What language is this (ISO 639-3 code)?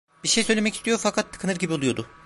tur